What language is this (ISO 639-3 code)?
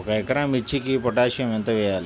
tel